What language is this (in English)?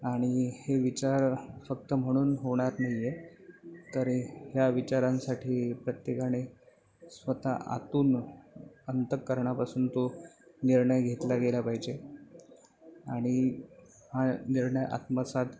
Marathi